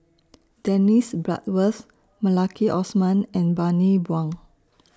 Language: English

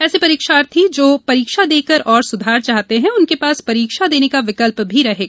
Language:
Hindi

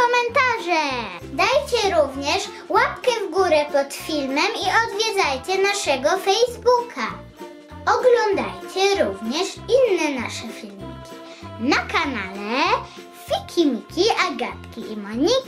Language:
Polish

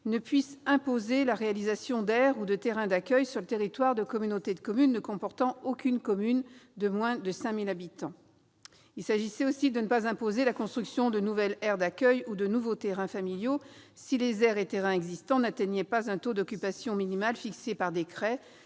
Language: French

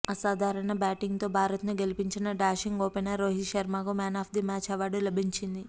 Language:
Telugu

